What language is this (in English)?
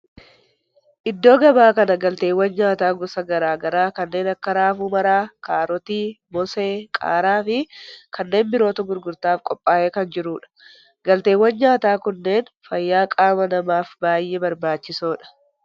Oromo